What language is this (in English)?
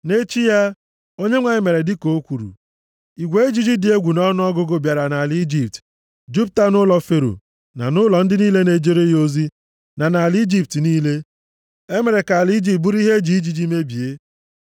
Igbo